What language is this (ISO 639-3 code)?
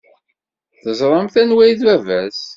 kab